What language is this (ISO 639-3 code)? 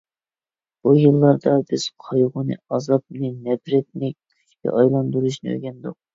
uig